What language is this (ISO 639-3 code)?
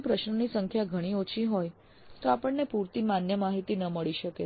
guj